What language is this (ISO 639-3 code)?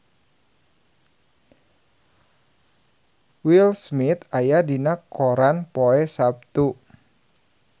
sun